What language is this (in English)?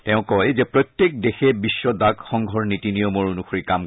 Assamese